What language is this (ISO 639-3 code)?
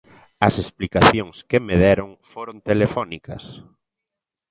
glg